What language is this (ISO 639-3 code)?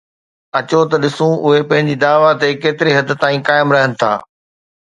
snd